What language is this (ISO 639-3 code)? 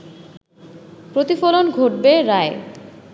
ben